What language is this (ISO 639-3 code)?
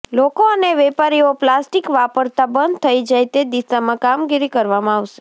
guj